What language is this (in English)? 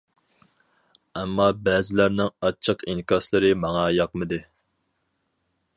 Uyghur